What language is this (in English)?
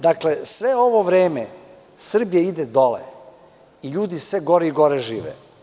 Serbian